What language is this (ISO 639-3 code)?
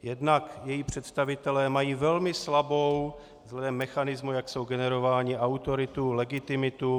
ces